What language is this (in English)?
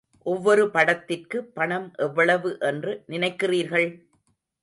Tamil